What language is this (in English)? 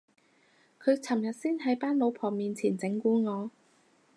Cantonese